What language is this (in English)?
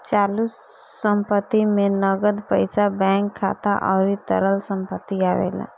Bhojpuri